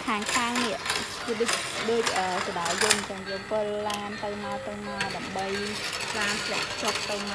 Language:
Vietnamese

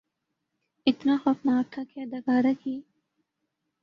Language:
Urdu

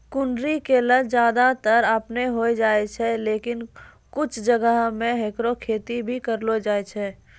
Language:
Maithili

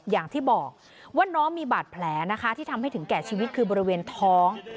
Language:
Thai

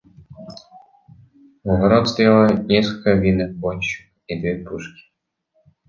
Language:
Russian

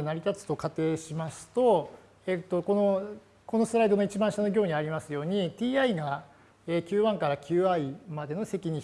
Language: Japanese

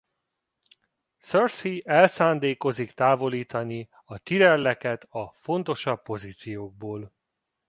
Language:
Hungarian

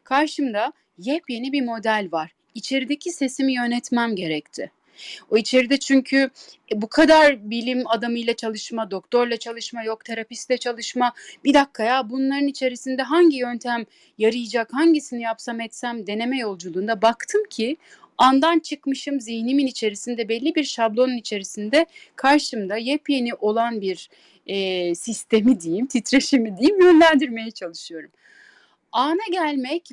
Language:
Turkish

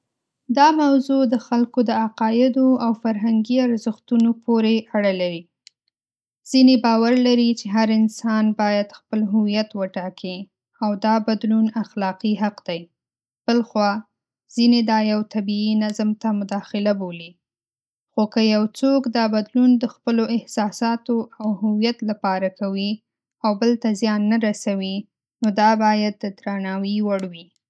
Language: Pashto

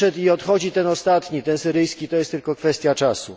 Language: Polish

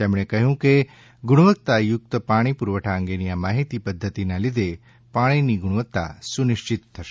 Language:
Gujarati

